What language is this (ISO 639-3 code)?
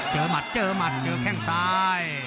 tha